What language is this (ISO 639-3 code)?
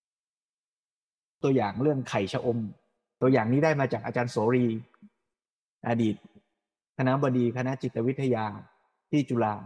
tha